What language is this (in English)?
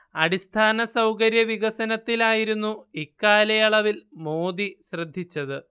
Malayalam